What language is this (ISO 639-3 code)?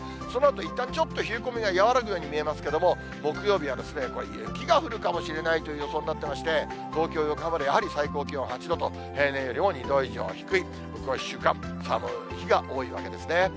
jpn